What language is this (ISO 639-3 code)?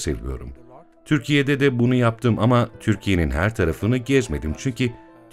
tur